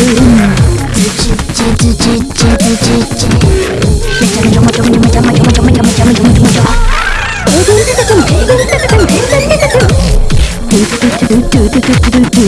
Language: Indonesian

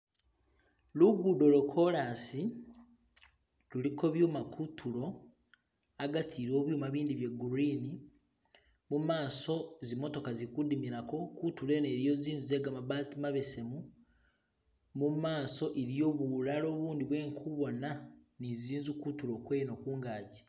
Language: Masaaba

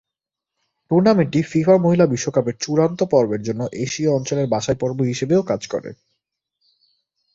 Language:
Bangla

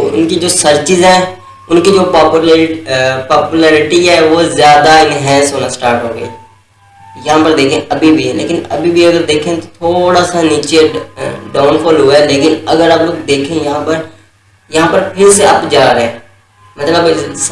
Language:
Hindi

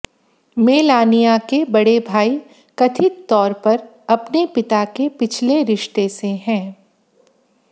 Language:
Hindi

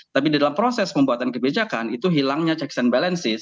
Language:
Indonesian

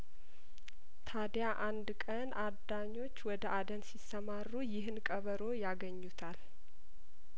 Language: Amharic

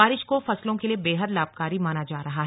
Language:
Hindi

